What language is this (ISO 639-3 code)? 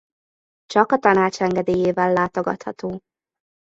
hun